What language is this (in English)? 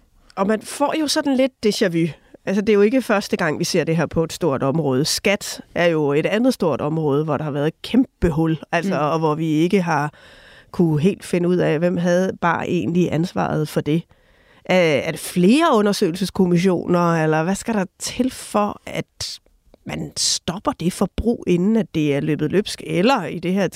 Danish